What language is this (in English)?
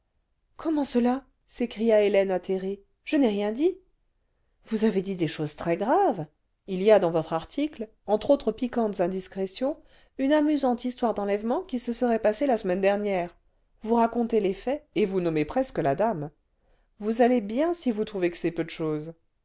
French